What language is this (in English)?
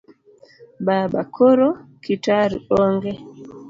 Luo (Kenya and Tanzania)